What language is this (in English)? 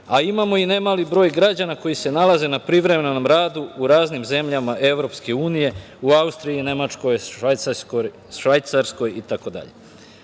Serbian